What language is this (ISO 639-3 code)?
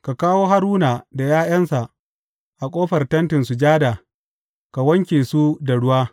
hau